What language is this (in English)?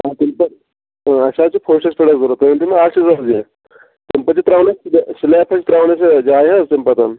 Kashmiri